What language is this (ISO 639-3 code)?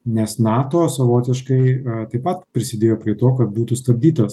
lit